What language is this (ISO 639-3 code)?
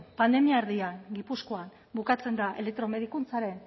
eus